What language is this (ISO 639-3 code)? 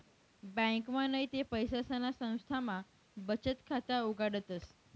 mar